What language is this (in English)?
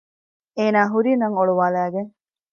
Divehi